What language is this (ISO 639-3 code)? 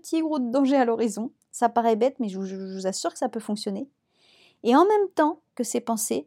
fra